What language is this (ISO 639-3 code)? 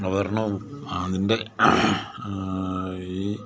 mal